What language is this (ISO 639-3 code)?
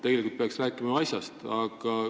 est